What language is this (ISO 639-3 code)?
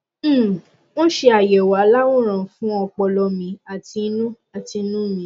yor